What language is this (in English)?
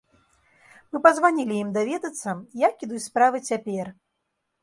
Belarusian